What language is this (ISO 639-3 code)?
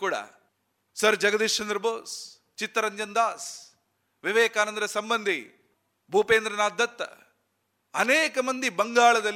kan